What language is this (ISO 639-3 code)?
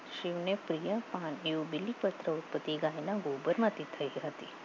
guj